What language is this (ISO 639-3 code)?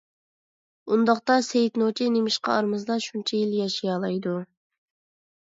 uig